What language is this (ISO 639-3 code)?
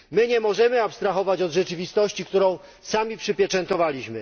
pol